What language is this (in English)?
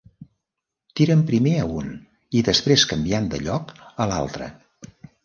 Catalan